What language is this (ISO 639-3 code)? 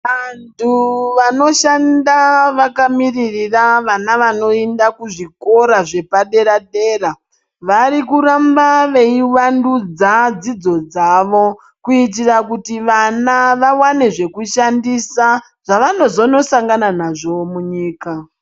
ndc